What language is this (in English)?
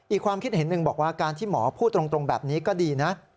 Thai